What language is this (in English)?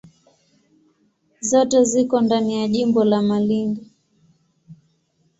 Swahili